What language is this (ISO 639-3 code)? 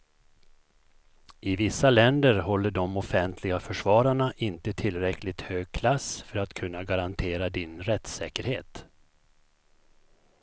swe